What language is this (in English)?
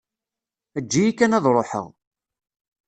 Kabyle